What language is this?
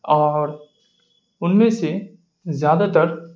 Urdu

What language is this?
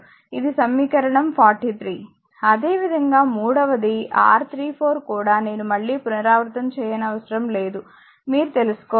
Telugu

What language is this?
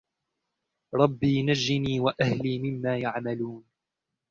Arabic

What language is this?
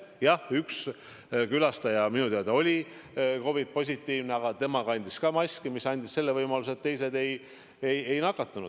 Estonian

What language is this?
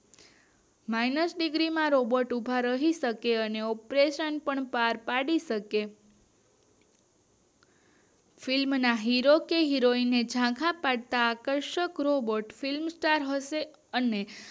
Gujarati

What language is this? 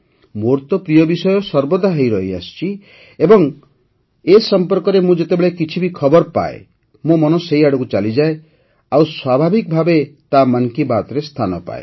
Odia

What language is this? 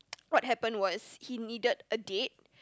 English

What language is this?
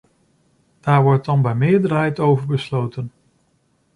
Dutch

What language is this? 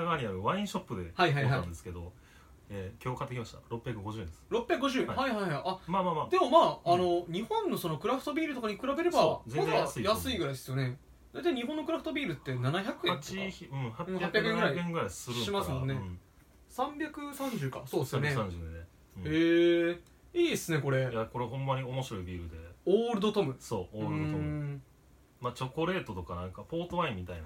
Japanese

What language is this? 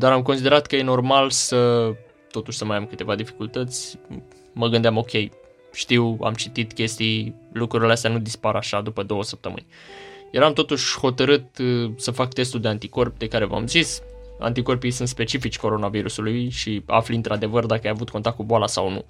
Romanian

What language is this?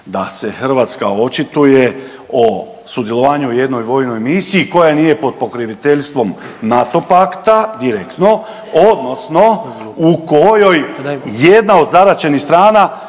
Croatian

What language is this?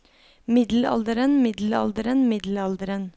Norwegian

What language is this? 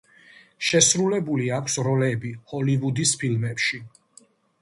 Georgian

